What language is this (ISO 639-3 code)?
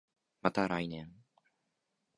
jpn